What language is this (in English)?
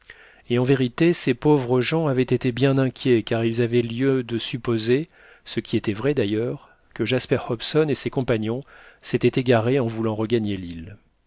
French